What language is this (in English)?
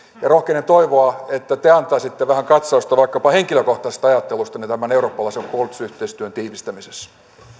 Finnish